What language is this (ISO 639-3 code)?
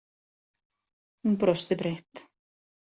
isl